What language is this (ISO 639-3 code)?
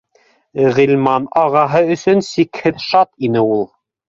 bak